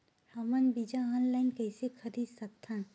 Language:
Chhattisgarhi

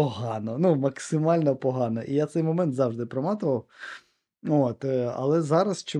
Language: Ukrainian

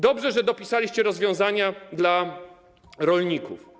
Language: Polish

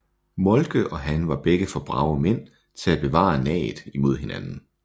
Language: Danish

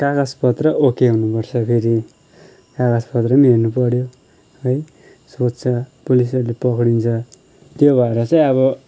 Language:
Nepali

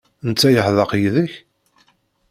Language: Kabyle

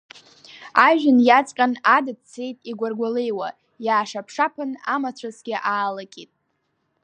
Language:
Abkhazian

